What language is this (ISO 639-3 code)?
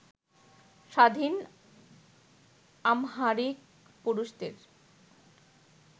ben